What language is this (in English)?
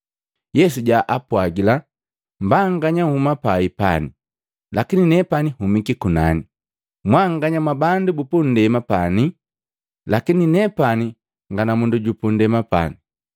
Matengo